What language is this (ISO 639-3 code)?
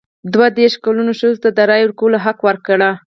pus